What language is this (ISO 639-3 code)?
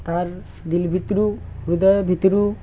ori